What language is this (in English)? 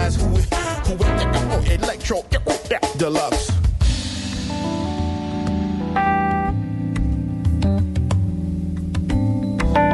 Hungarian